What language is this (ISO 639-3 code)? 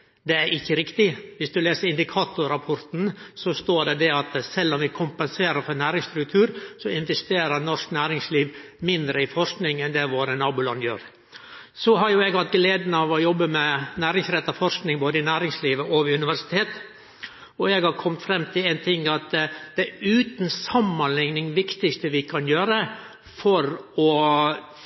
nno